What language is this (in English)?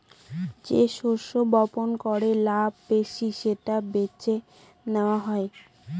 Bangla